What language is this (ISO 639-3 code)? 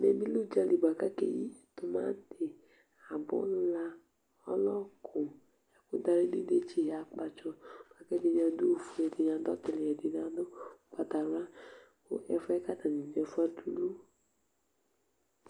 kpo